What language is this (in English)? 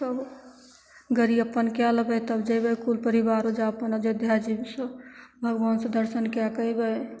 Maithili